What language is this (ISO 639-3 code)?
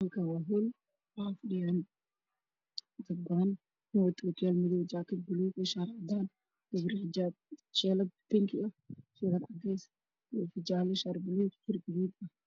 som